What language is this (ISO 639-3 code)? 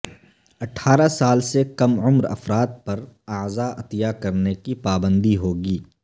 urd